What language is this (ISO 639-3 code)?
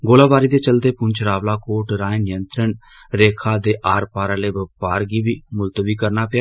doi